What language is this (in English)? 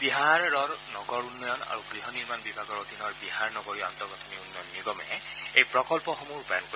Assamese